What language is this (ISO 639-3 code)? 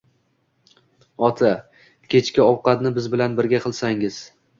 uzb